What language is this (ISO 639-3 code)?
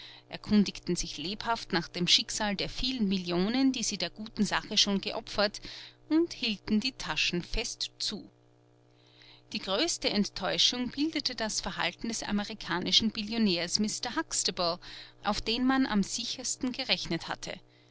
deu